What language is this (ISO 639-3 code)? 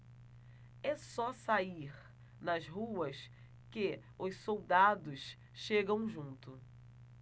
por